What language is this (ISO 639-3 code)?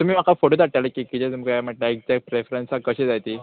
kok